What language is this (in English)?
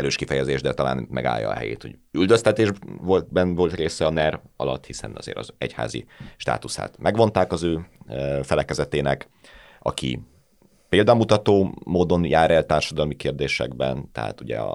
Hungarian